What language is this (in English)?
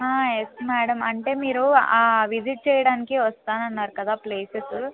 Telugu